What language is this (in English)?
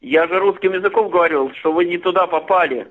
Russian